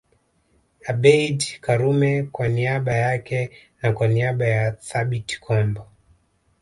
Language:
Swahili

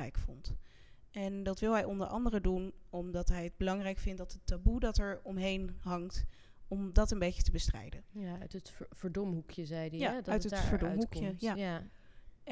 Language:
Dutch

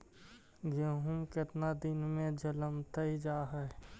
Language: Magahi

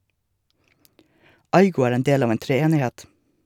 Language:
Norwegian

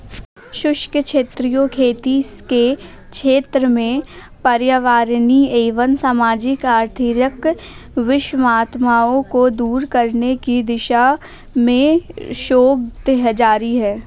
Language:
Hindi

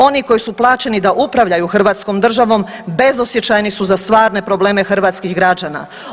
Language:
Croatian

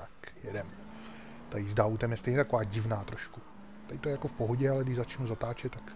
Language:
Czech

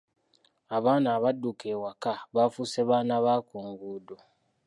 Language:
Ganda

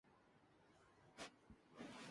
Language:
Urdu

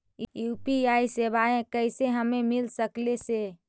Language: Magahi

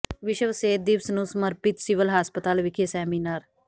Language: Punjabi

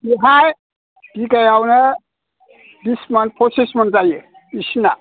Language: Bodo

